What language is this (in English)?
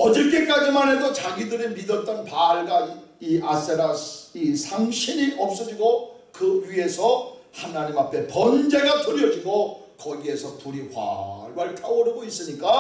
Korean